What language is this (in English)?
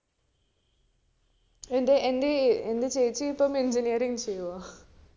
Malayalam